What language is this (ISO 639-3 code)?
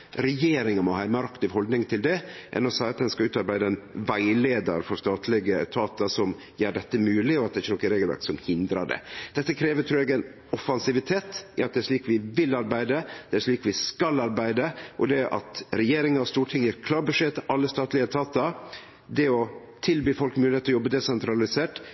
nno